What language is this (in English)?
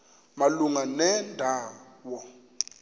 Xhosa